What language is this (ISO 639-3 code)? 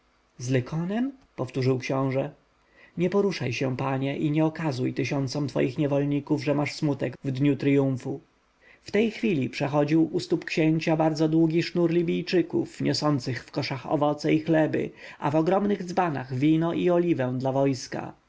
pol